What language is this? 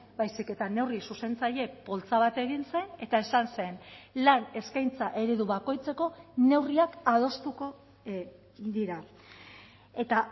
Basque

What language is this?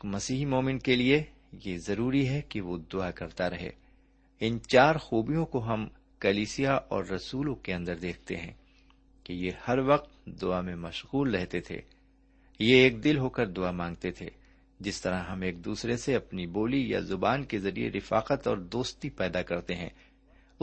Urdu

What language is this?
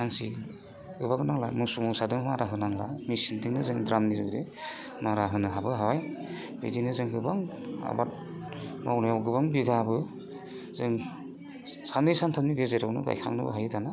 Bodo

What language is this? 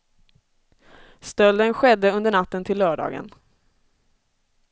Swedish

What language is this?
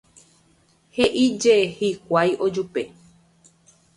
Guarani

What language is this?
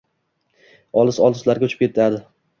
Uzbek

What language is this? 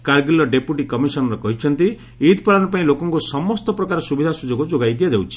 Odia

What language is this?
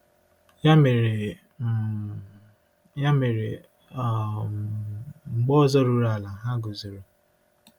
Igbo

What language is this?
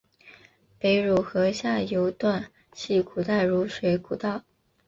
Chinese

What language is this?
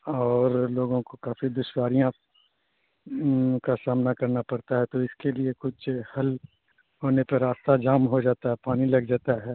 Urdu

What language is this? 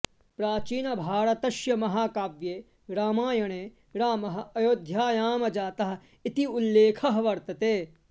Sanskrit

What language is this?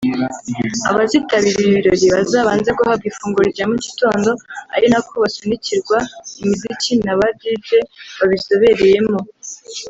Kinyarwanda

